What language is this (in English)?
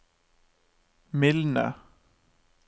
Norwegian